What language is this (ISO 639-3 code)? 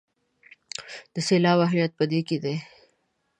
pus